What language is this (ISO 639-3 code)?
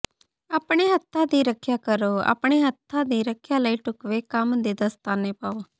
pan